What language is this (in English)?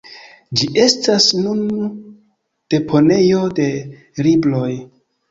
Esperanto